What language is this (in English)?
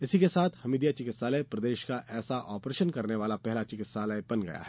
Hindi